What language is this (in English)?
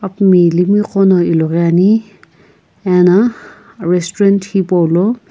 Sumi Naga